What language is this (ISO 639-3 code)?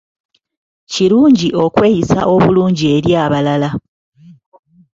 lug